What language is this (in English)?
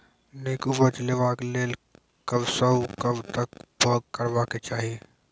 Maithili